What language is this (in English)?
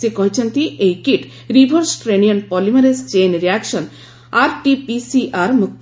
Odia